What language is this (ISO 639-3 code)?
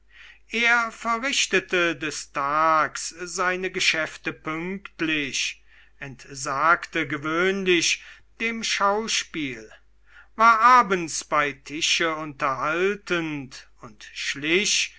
deu